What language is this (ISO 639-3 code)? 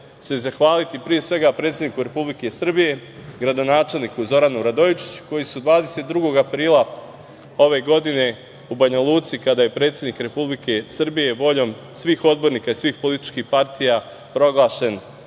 srp